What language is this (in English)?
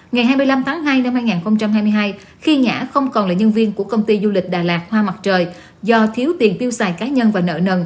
Vietnamese